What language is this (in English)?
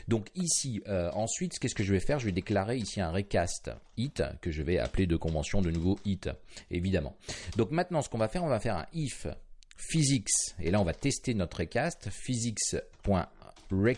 French